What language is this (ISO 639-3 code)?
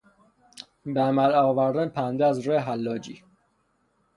fas